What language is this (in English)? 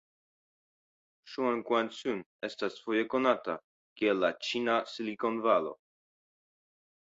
Esperanto